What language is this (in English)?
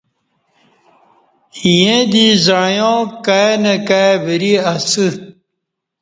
Kati